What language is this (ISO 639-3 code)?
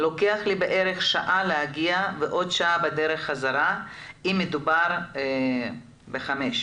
heb